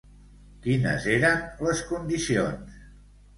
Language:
Catalan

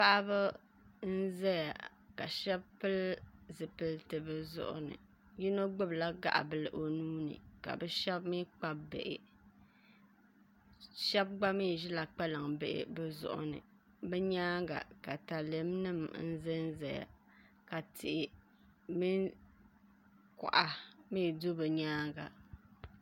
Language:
Dagbani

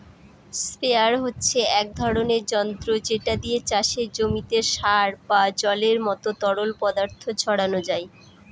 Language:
Bangla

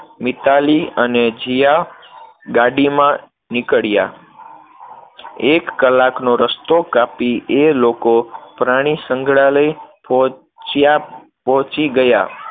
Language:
Gujarati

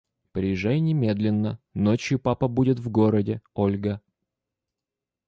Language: Russian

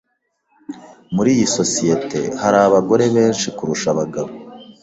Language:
Kinyarwanda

